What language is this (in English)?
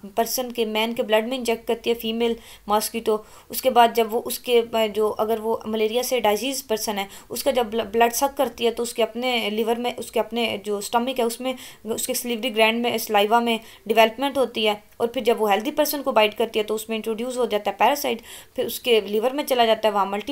Romanian